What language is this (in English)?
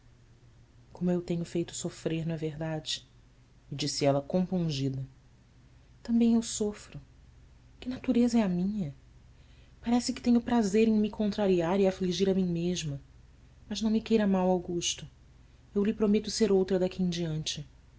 Portuguese